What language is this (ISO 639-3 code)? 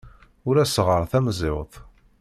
kab